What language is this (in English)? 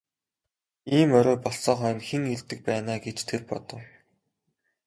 Mongolian